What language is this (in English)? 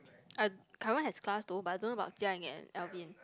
English